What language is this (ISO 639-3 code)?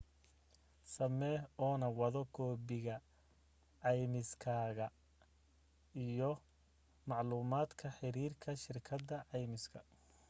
som